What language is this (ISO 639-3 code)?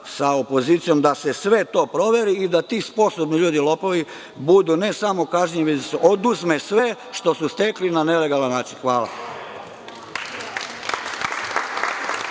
srp